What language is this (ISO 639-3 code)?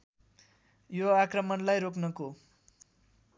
nep